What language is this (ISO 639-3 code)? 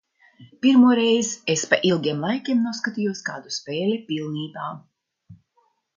lav